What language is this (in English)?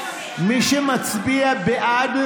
Hebrew